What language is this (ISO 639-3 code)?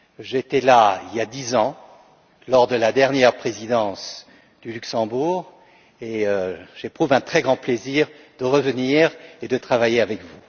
fra